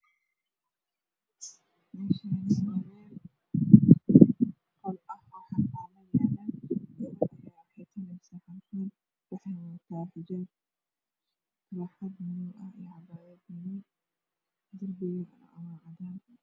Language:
Somali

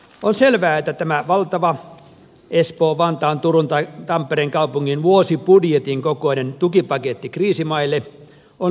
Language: Finnish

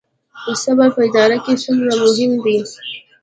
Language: Pashto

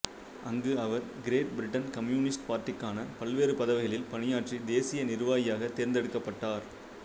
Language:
Tamil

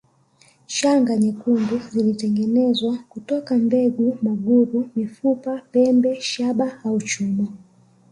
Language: Swahili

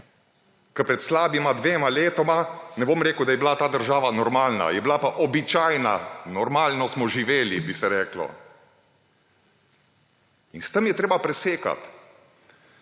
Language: Slovenian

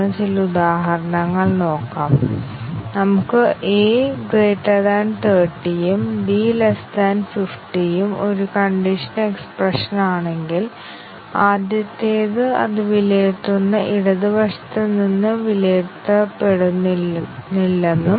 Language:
Malayalam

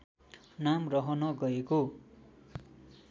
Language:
Nepali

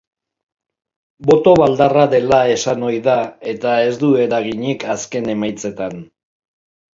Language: Basque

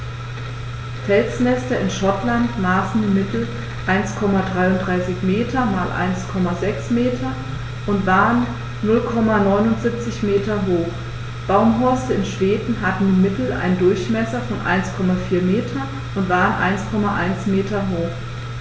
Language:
German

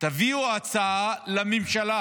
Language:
Hebrew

